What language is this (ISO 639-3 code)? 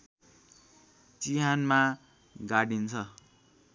nep